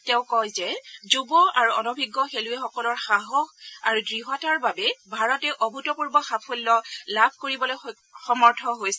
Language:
Assamese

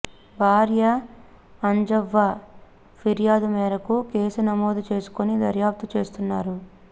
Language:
Telugu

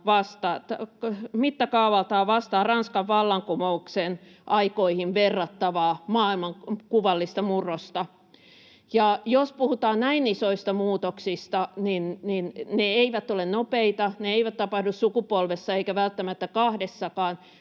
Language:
Finnish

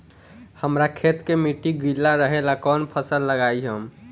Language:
Bhojpuri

